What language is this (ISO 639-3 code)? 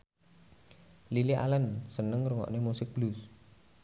jav